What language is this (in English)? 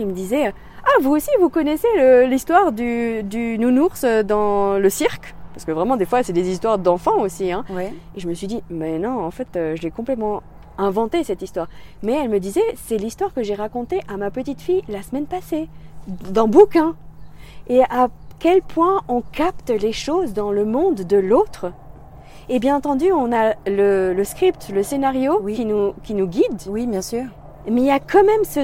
French